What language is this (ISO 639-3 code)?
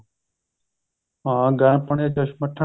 pan